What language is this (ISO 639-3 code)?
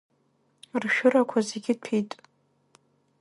abk